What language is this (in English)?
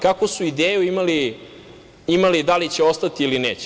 Serbian